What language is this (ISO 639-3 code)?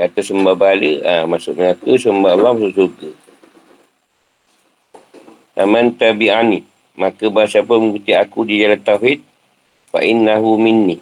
msa